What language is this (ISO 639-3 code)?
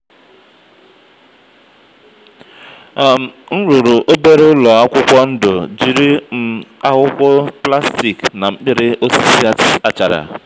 ibo